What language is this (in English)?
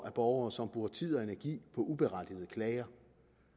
Danish